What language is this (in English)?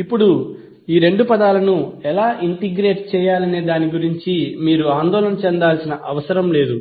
Telugu